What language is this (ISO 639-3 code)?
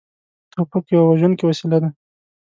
pus